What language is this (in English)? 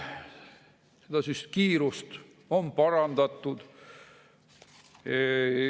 Estonian